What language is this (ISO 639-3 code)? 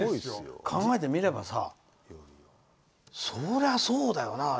jpn